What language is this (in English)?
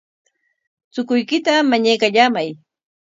Corongo Ancash Quechua